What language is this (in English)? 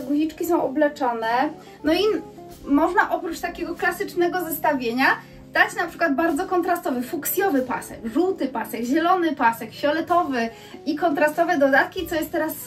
Polish